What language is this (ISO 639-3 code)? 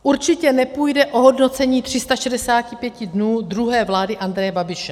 ces